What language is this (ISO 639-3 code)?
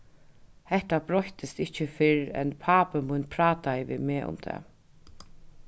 fao